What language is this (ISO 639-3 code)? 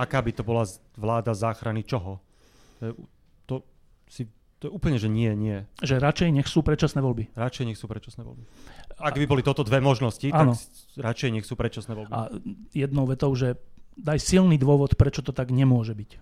slk